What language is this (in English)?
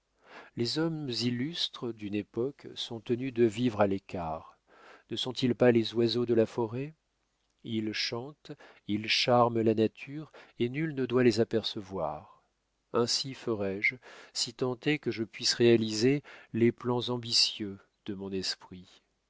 French